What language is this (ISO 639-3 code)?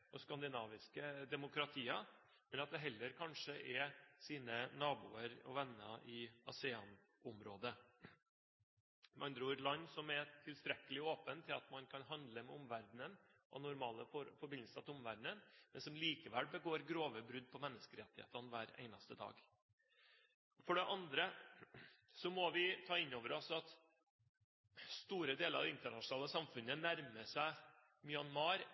nob